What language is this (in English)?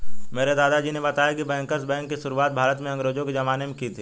Hindi